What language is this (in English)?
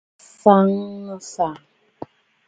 Bafut